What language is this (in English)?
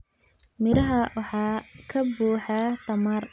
Somali